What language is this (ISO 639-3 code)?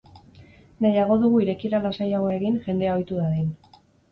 eus